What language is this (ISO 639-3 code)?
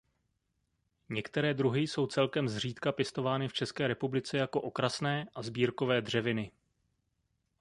ces